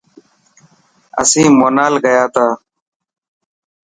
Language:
Dhatki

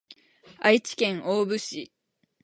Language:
Japanese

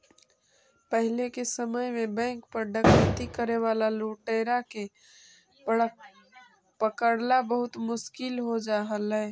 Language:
Magahi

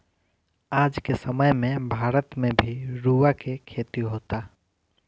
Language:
Bhojpuri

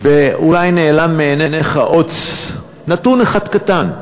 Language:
Hebrew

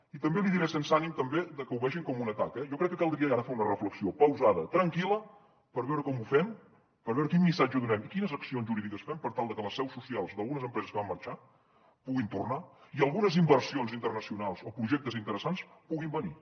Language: Catalan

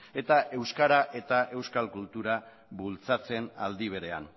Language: Basque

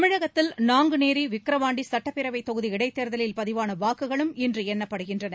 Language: Tamil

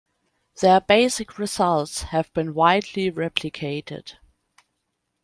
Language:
English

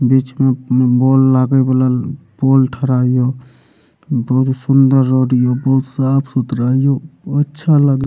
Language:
Maithili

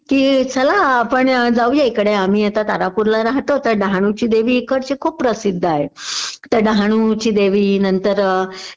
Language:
Marathi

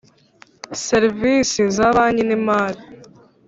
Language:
Kinyarwanda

